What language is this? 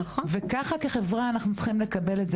Hebrew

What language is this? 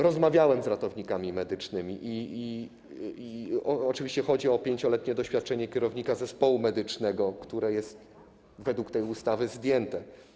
Polish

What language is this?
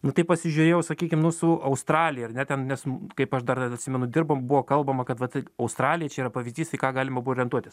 Lithuanian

